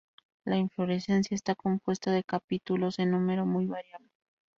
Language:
Spanish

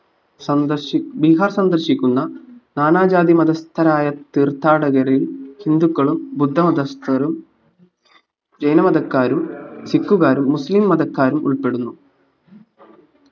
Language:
Malayalam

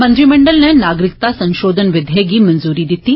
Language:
Dogri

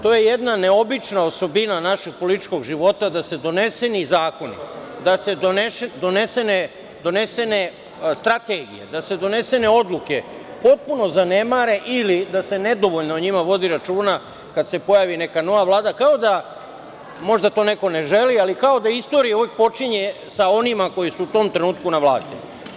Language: Serbian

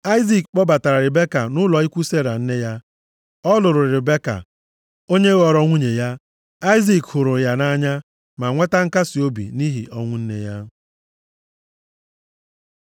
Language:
Igbo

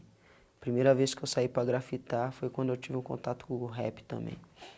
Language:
Portuguese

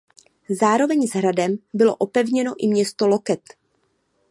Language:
Czech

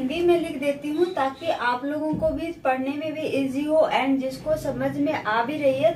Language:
Hindi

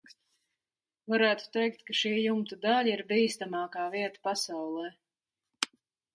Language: Latvian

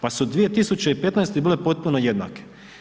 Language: Croatian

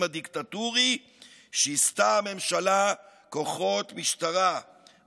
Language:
Hebrew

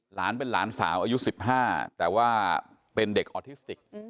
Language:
Thai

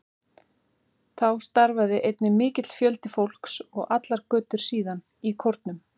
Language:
Icelandic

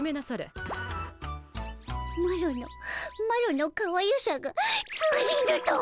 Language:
Japanese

